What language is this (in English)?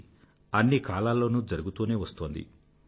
Telugu